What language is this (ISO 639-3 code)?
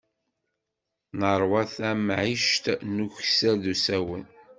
kab